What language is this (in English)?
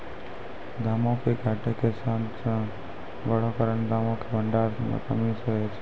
Maithili